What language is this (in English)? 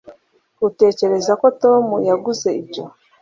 Kinyarwanda